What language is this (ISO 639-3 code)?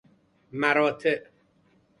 fas